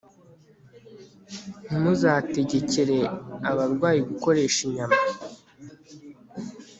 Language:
Kinyarwanda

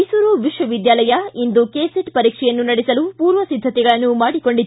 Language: Kannada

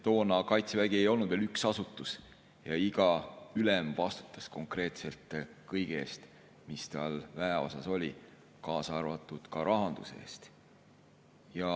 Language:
Estonian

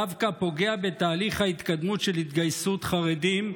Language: Hebrew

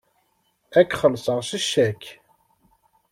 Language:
Kabyle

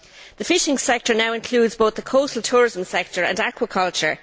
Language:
English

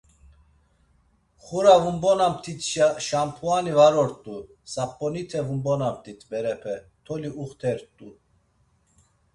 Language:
Laz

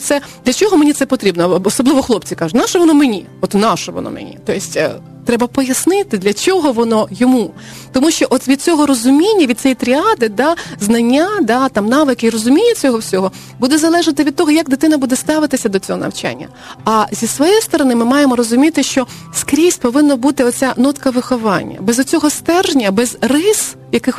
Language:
Ukrainian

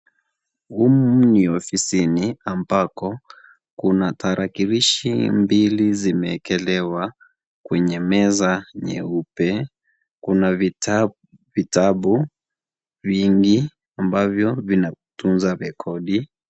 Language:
Swahili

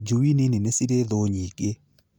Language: Kikuyu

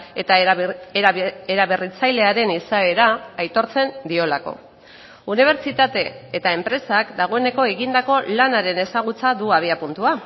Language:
Basque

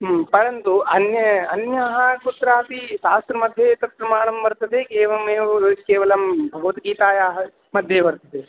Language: Sanskrit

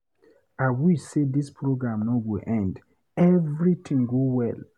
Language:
Nigerian Pidgin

